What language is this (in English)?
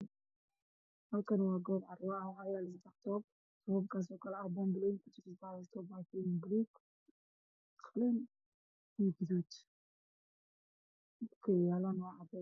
Somali